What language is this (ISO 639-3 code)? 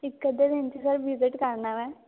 pan